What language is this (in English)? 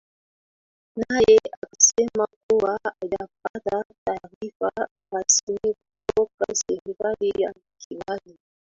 Swahili